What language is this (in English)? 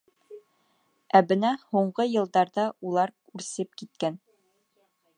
Bashkir